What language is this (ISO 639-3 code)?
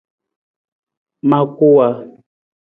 nmz